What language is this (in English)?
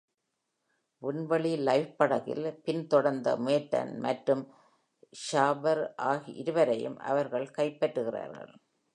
Tamil